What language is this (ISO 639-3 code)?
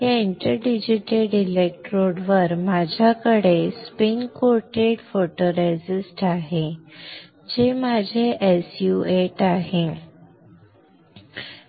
mar